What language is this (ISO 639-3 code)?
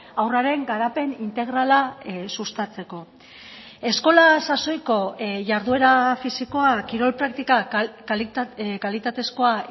eus